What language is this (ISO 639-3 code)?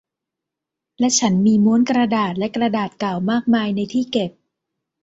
tha